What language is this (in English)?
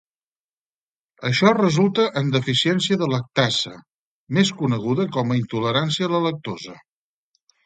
Catalan